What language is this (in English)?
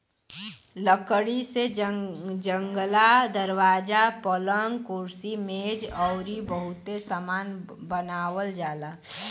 Bhojpuri